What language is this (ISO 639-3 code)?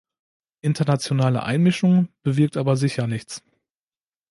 deu